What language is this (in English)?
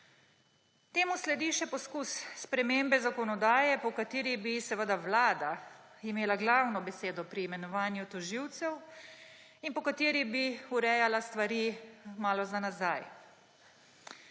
Slovenian